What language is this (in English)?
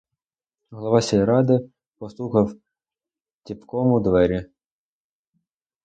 Ukrainian